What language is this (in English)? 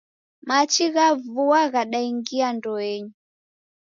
Taita